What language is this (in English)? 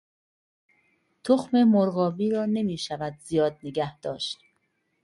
Persian